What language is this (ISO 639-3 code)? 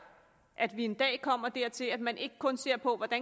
dan